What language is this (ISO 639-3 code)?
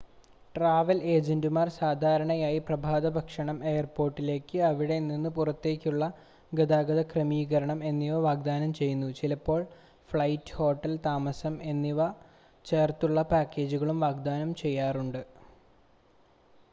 mal